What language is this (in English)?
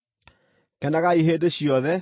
Kikuyu